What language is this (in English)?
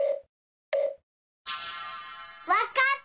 Japanese